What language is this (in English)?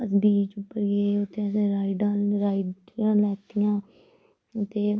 Dogri